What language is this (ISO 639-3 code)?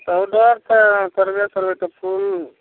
mai